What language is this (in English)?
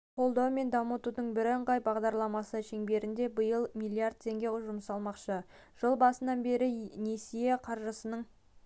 Kazakh